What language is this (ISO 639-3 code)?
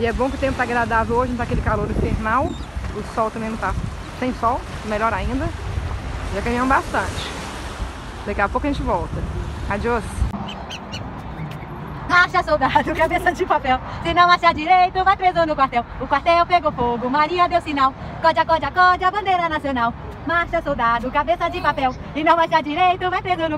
por